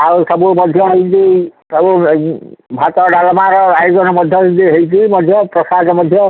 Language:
Odia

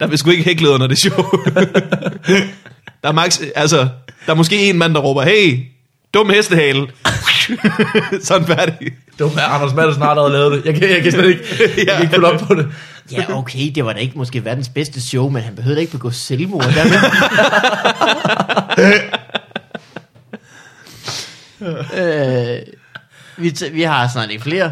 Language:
Danish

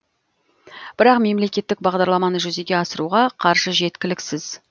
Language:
Kazakh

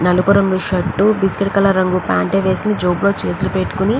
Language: Telugu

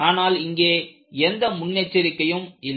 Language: Tamil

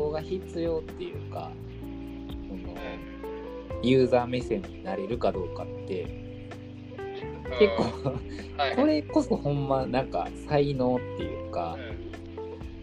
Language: Japanese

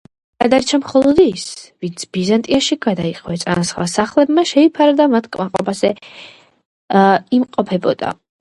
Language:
Georgian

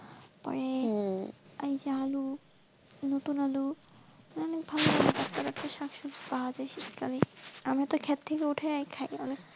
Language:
Bangla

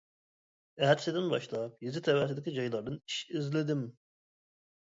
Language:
Uyghur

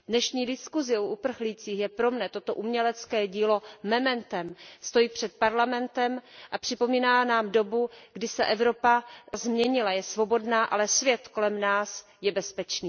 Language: Czech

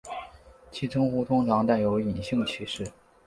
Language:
Chinese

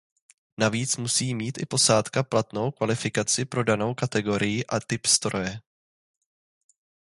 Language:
Czech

